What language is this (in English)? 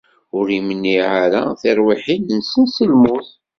Kabyle